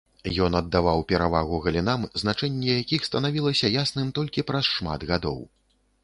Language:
Belarusian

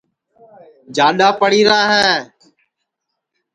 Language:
Sansi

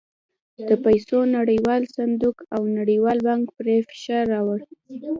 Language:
Pashto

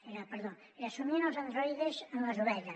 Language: Catalan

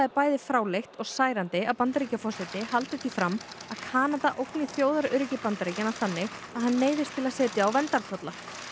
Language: Icelandic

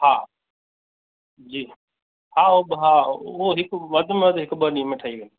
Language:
Sindhi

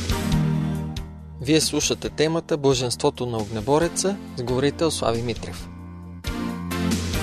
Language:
Bulgarian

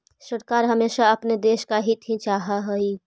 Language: Magahi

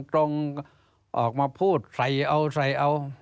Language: Thai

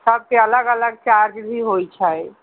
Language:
Maithili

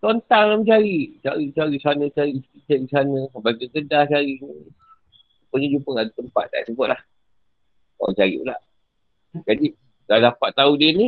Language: Malay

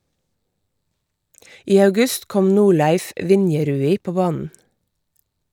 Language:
Norwegian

